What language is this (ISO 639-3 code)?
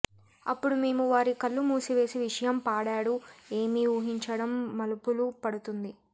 tel